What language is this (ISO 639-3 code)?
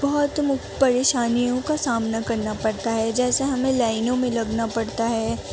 urd